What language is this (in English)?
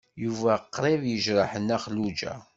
Kabyle